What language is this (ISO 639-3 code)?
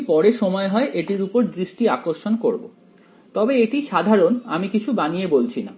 ben